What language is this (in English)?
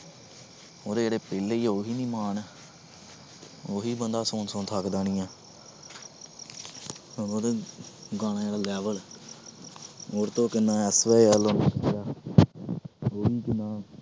Punjabi